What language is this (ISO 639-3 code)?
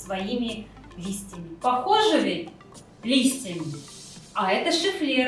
rus